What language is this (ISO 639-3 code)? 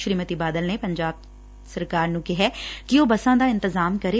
pan